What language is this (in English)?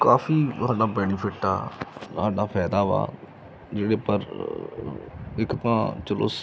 Punjabi